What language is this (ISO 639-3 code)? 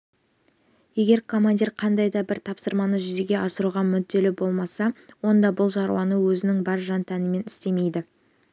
kaz